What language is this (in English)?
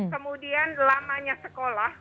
Indonesian